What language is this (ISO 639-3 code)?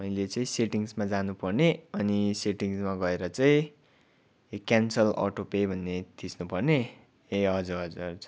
nep